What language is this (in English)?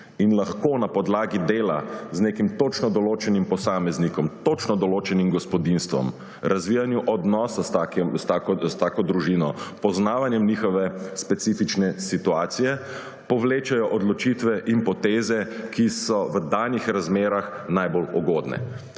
Slovenian